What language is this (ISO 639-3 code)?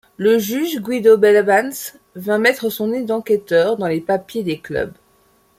fra